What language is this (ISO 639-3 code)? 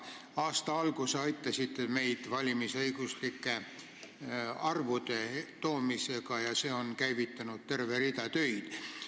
est